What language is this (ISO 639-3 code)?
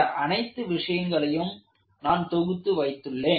tam